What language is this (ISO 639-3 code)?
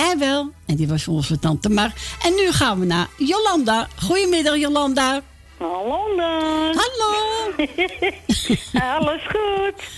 nld